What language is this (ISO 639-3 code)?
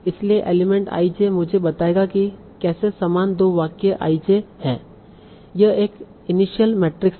hin